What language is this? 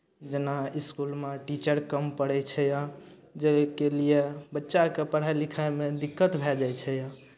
Maithili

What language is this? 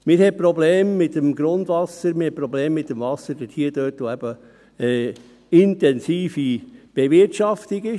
Swiss German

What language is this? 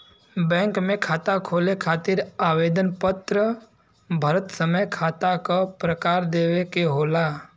Bhojpuri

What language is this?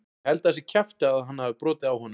Icelandic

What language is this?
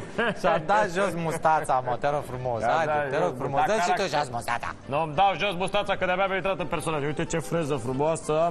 Romanian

